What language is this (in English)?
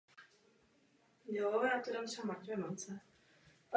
Czech